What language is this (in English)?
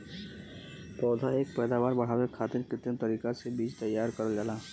Bhojpuri